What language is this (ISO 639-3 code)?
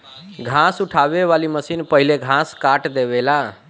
bho